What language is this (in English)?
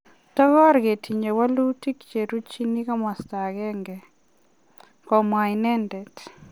Kalenjin